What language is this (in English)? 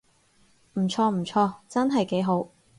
Cantonese